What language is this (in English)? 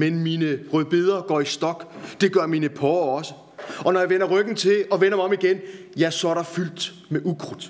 Danish